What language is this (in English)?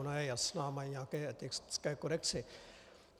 Czech